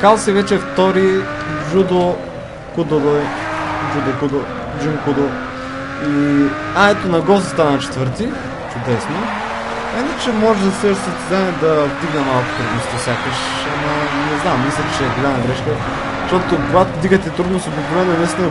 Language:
Bulgarian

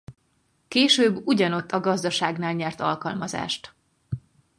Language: Hungarian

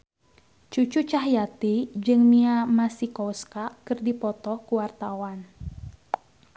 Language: Sundanese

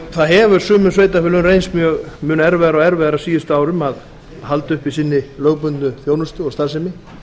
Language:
Icelandic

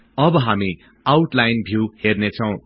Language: Nepali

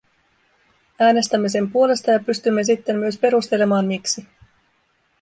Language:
Finnish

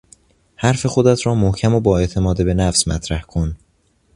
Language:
Persian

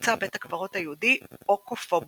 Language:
Hebrew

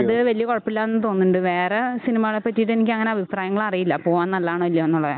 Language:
Malayalam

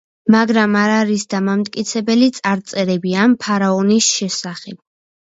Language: Georgian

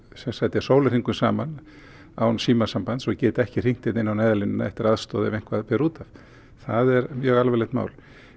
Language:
Icelandic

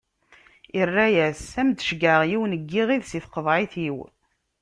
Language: Kabyle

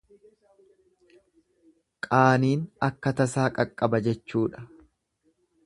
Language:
Oromo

